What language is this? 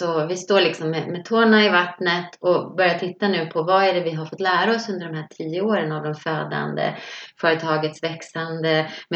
Swedish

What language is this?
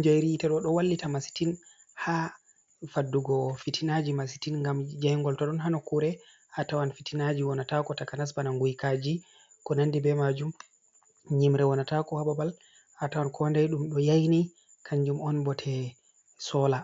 Fula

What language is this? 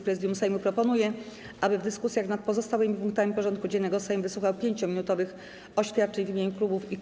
Polish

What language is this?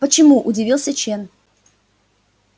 Russian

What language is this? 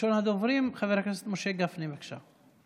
Hebrew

